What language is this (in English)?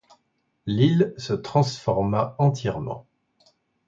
French